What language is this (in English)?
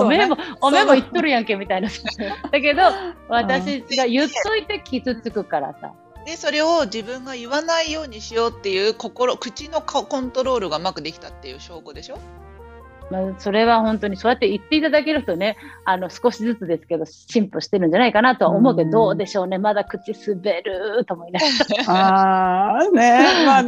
Japanese